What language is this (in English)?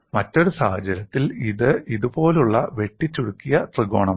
Malayalam